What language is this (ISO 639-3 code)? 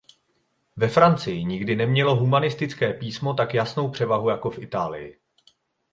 ces